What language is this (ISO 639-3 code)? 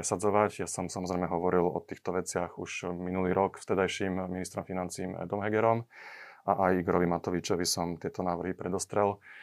slk